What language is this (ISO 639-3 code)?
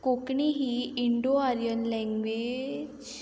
kok